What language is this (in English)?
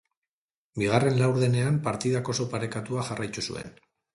Basque